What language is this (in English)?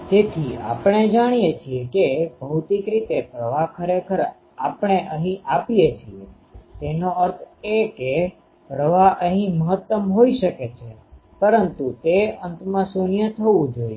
Gujarati